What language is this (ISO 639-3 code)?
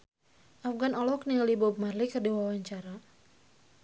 sun